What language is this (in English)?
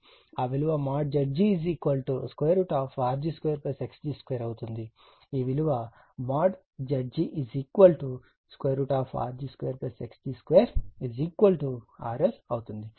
Telugu